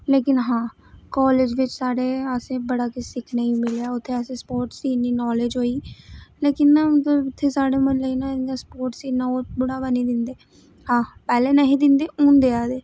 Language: Dogri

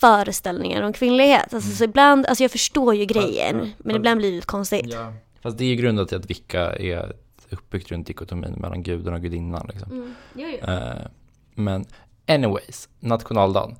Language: Swedish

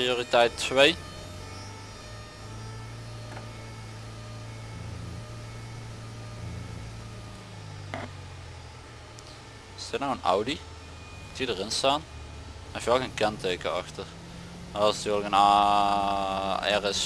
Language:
Dutch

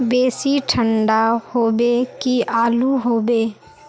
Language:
Magahi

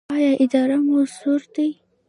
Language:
Pashto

